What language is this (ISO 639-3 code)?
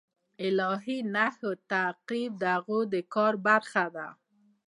pus